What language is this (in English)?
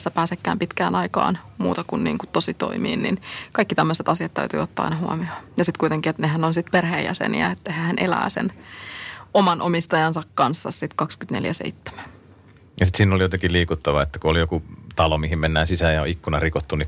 Finnish